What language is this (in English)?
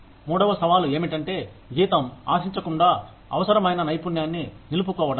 Telugu